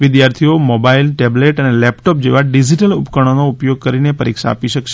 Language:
Gujarati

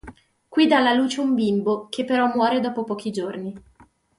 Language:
Italian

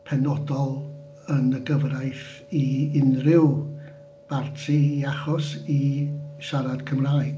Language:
Welsh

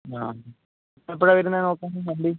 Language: Malayalam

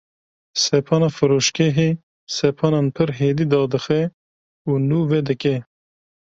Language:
Kurdish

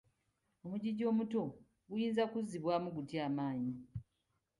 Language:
Ganda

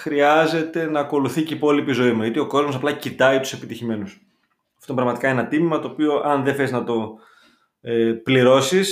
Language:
Greek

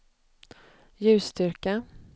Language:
Swedish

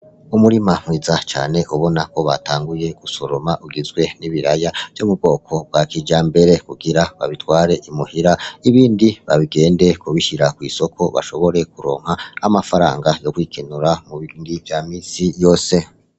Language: Rundi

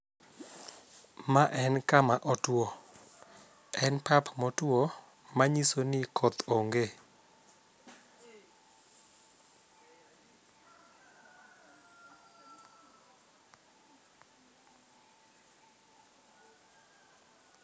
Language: Luo (Kenya and Tanzania)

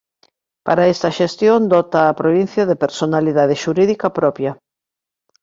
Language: Galician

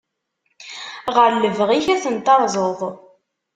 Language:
Kabyle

